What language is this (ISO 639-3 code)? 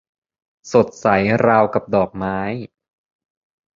tha